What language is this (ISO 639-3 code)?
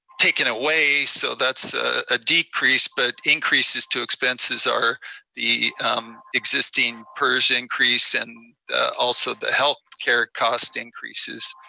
eng